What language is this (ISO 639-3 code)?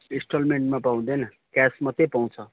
nep